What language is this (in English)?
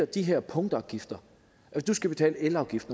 Danish